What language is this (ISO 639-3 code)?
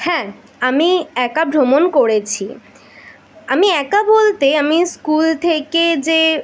ben